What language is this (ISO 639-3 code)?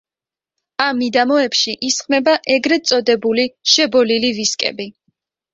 kat